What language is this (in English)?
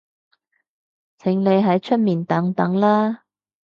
Cantonese